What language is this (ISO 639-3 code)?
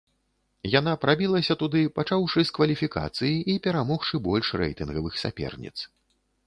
bel